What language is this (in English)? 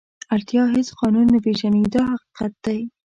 Pashto